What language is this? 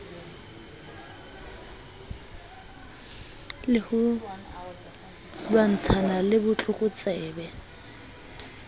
Southern Sotho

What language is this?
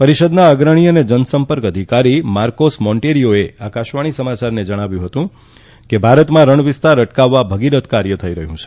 Gujarati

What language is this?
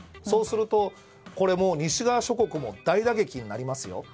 Japanese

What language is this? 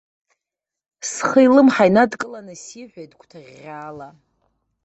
Abkhazian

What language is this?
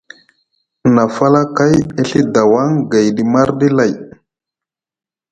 Musgu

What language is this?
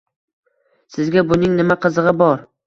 Uzbek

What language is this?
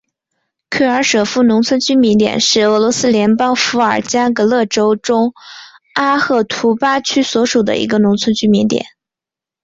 Chinese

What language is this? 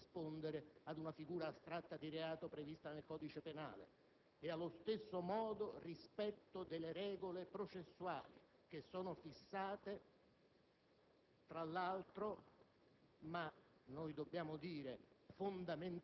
Italian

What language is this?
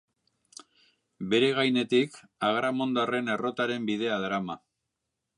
Basque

